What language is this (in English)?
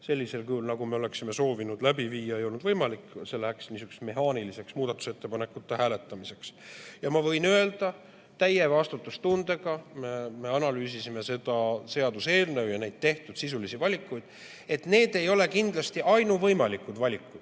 Estonian